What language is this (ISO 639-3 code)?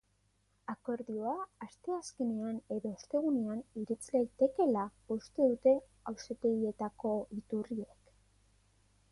eus